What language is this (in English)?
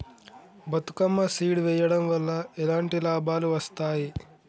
Telugu